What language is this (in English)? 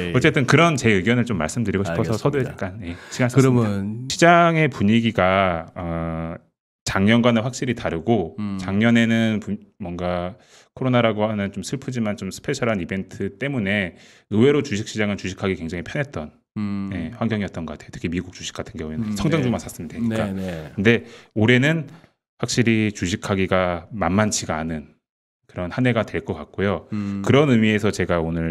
Korean